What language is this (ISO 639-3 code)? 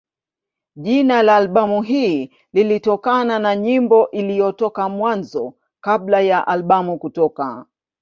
swa